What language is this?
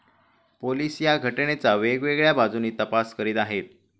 Marathi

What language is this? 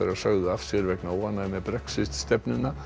Icelandic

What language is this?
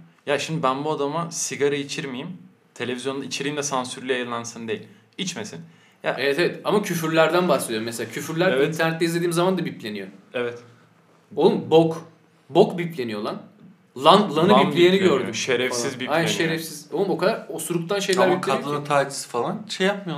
Turkish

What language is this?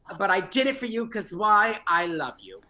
English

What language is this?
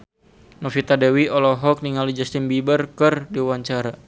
Sundanese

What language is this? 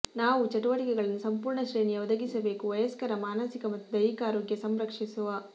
Kannada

